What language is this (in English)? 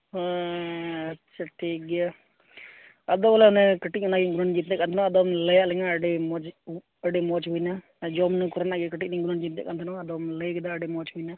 Santali